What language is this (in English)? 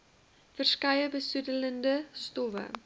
Afrikaans